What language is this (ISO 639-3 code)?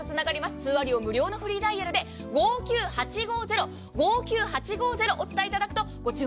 jpn